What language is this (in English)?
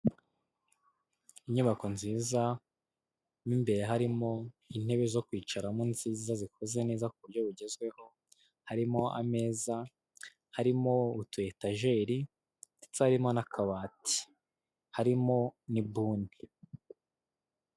Kinyarwanda